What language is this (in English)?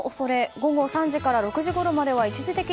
Japanese